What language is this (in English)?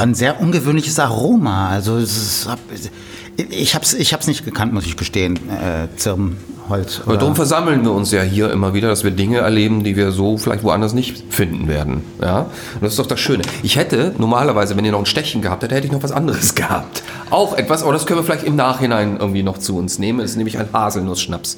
German